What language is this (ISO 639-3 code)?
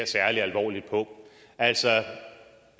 dan